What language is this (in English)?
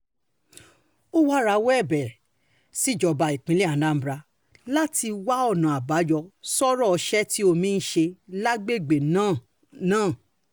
Yoruba